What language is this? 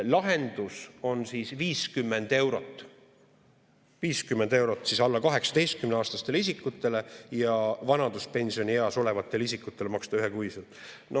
Estonian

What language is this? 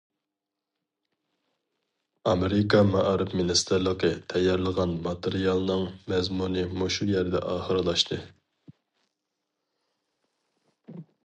Uyghur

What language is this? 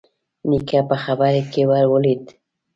Pashto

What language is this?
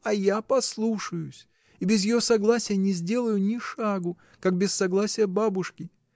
Russian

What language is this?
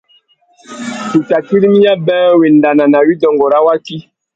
Tuki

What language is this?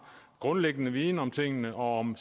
Danish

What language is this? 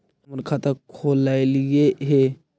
Magahi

